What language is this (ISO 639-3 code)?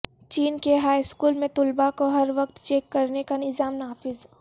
urd